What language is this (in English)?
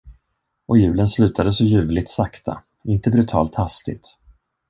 Swedish